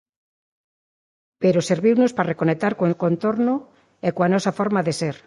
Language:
Galician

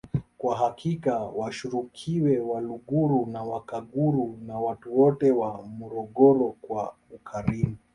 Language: Swahili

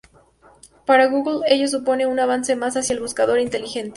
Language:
Spanish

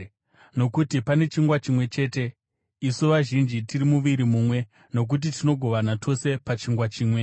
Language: Shona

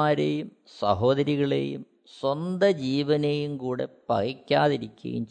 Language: Malayalam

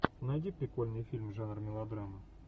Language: Russian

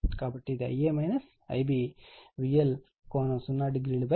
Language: Telugu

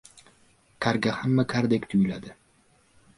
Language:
Uzbek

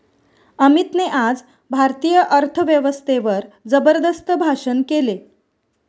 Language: Marathi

